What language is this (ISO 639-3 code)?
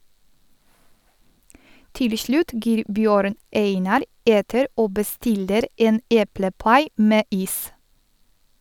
nor